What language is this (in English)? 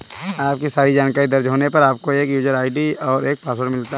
Hindi